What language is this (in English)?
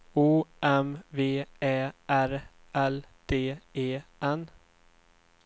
Swedish